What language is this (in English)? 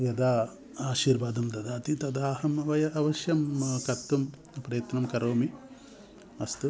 Sanskrit